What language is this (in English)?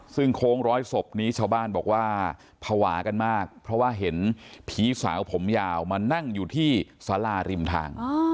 Thai